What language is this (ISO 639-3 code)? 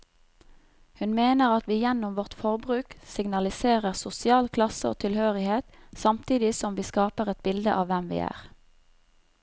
nor